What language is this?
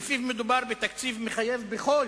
Hebrew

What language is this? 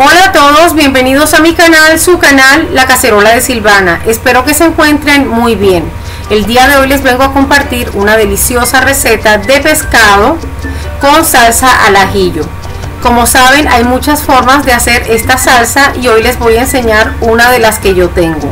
Spanish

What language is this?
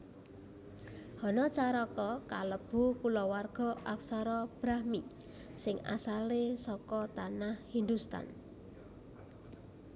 Javanese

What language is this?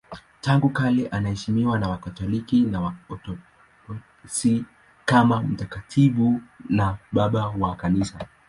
Swahili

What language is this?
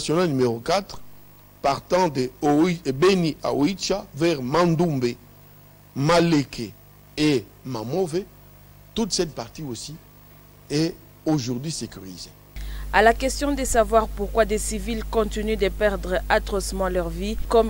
French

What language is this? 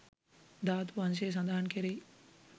Sinhala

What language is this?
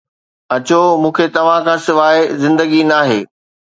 Sindhi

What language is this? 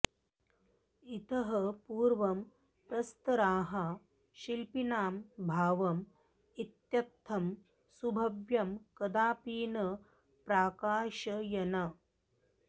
Sanskrit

